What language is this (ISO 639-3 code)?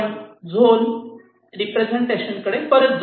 mar